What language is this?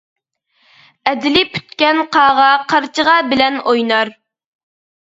Uyghur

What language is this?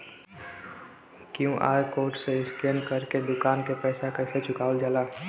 Bhojpuri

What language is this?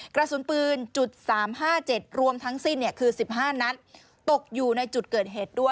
Thai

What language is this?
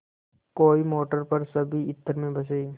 Hindi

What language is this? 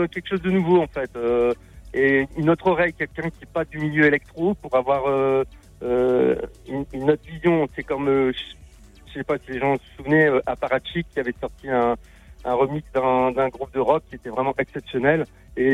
French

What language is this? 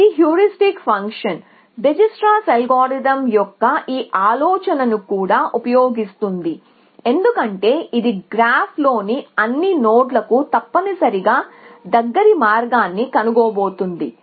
Telugu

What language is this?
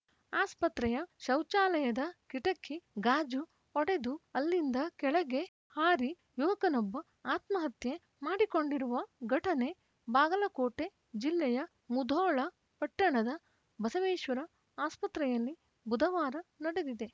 Kannada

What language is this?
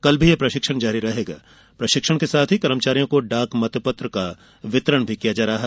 Hindi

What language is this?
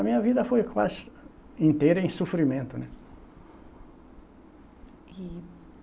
Portuguese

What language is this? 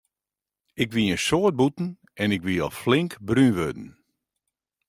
Western Frisian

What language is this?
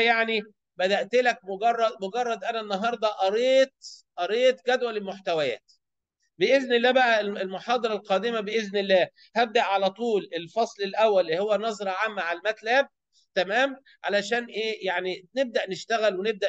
Arabic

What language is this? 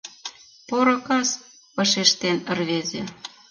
Mari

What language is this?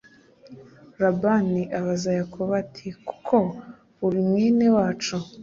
Kinyarwanda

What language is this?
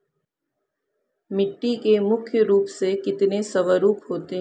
Hindi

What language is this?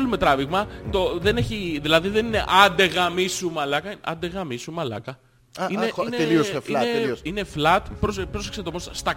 Greek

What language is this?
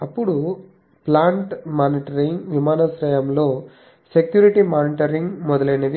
Telugu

